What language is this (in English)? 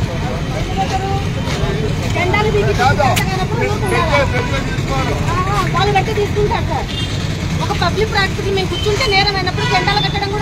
Arabic